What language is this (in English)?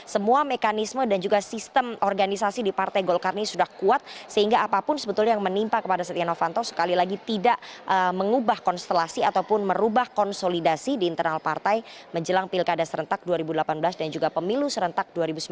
Indonesian